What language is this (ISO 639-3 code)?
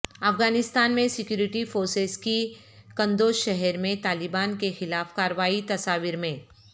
urd